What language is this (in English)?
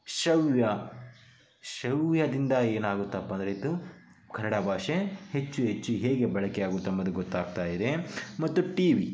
Kannada